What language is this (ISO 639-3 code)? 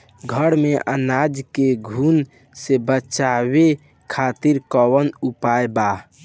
bho